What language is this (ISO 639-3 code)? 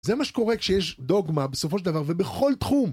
heb